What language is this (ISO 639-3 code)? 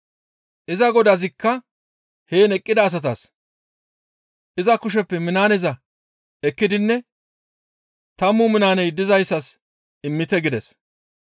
gmv